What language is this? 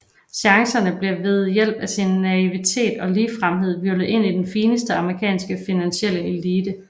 Danish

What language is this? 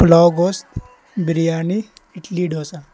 Urdu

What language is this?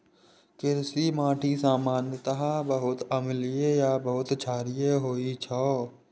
Maithili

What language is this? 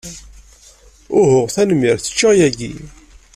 Kabyle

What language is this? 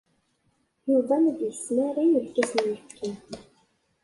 Kabyle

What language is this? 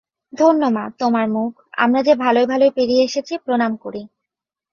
Bangla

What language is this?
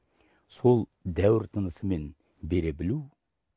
Kazakh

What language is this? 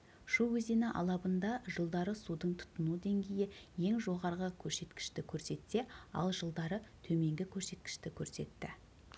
Kazakh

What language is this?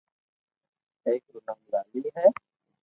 Loarki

